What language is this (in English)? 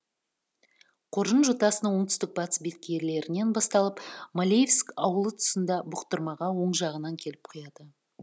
Kazakh